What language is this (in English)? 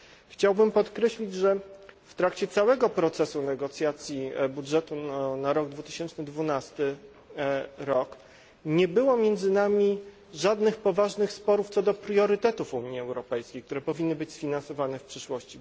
Polish